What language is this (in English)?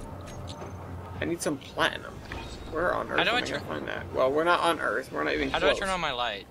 English